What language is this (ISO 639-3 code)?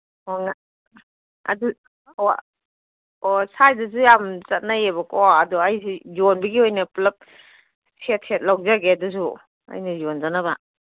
mni